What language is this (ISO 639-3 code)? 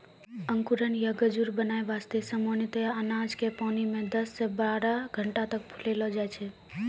mai